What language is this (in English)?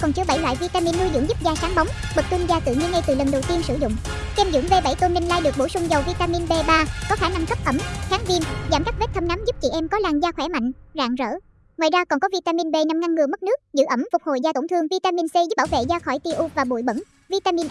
Vietnamese